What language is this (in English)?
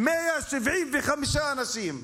Hebrew